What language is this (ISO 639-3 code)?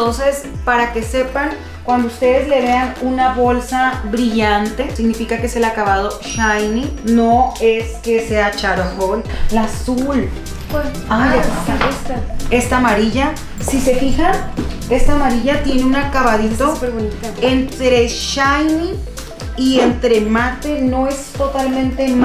spa